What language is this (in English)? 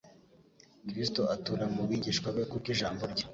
Kinyarwanda